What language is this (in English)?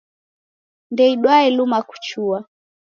Taita